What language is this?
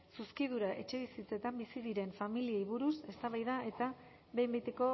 Basque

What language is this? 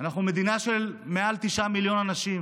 Hebrew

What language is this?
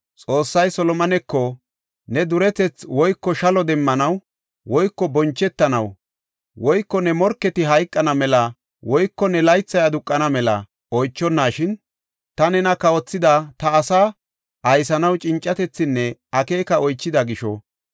Gofa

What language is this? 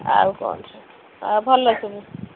Odia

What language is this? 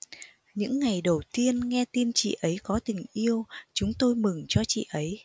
Vietnamese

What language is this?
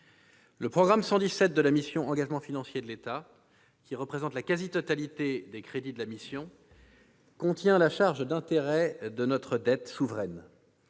French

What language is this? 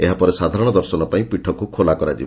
Odia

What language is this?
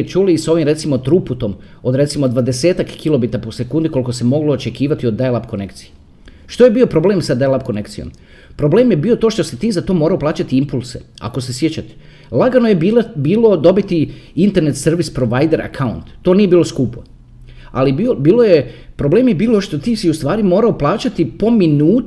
Croatian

